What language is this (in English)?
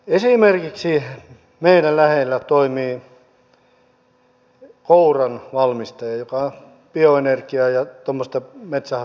Finnish